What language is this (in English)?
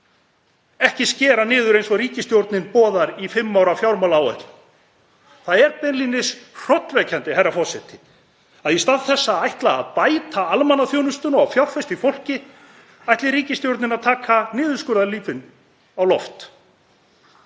Icelandic